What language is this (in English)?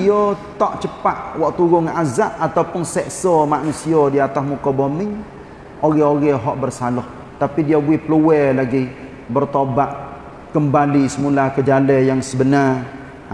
Malay